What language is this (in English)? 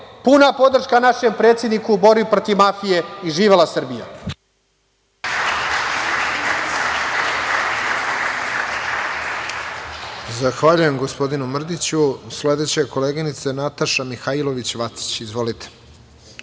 Serbian